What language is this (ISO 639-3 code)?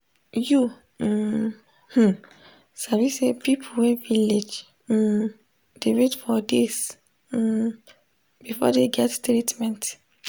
pcm